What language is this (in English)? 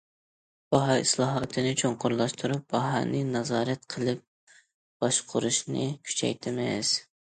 Uyghur